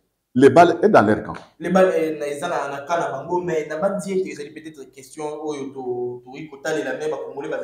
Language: French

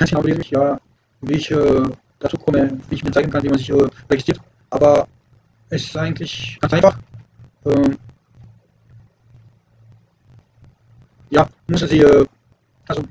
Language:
German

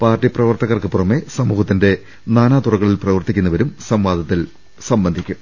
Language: Malayalam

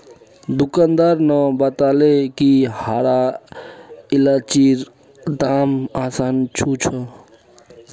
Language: Magahi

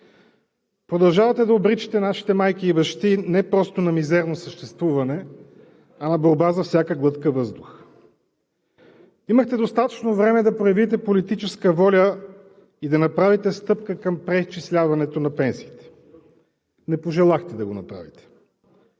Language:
Bulgarian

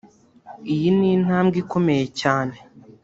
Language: Kinyarwanda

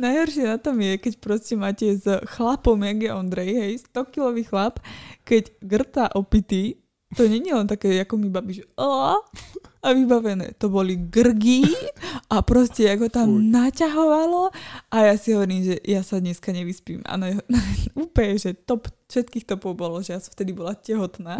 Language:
Slovak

